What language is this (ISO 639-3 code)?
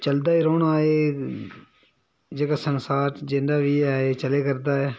doi